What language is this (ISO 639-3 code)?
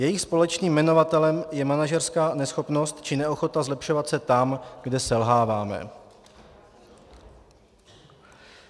ces